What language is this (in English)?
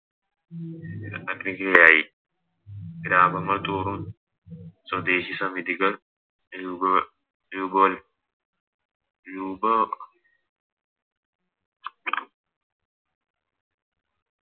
Malayalam